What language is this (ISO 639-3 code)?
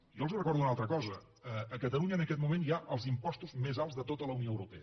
cat